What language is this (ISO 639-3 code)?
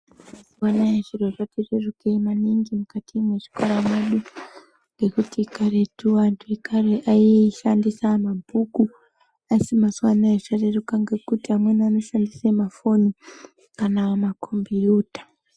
ndc